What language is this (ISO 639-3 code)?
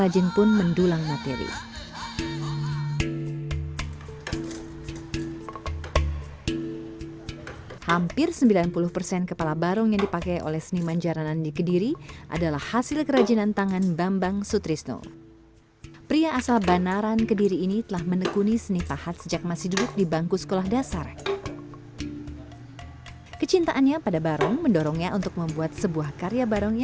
ind